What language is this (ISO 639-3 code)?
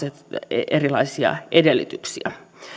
fin